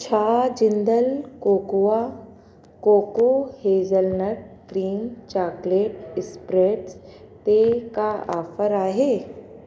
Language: Sindhi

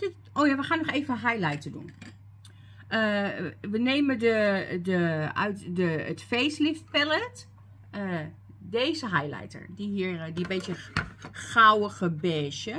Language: Dutch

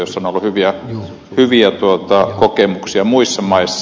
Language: Finnish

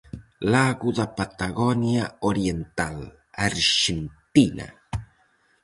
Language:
Galician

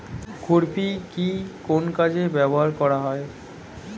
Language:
Bangla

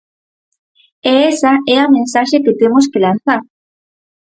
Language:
Galician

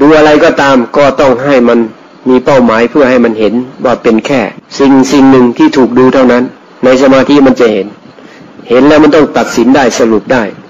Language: Thai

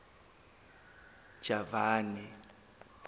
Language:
Zulu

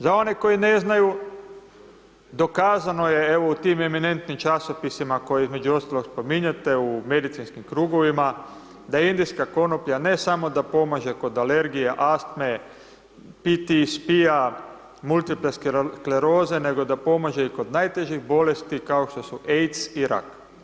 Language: Croatian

